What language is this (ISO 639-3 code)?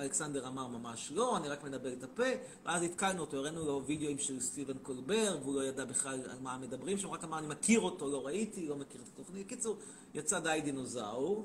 heb